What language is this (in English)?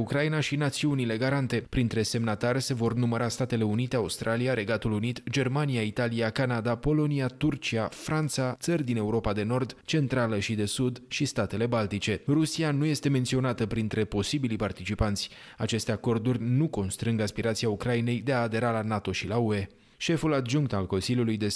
Romanian